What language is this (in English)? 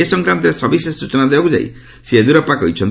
Odia